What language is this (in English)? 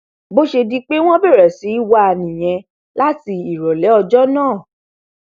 Yoruba